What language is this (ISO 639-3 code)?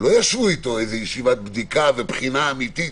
heb